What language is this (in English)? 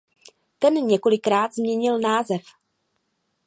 Czech